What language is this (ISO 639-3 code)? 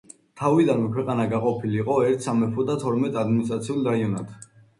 kat